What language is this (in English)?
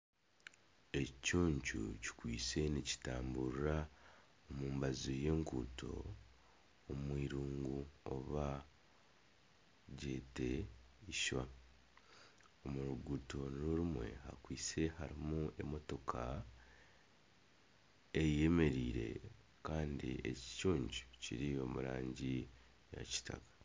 Nyankole